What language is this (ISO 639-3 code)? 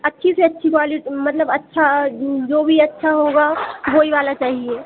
hin